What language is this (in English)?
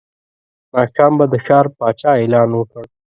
Pashto